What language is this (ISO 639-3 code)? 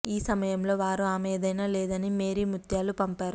tel